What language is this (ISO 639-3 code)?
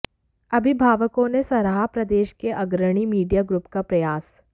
hin